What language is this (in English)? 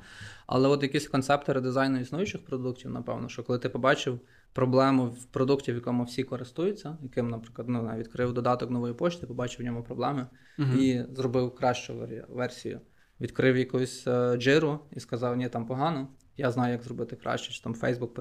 Ukrainian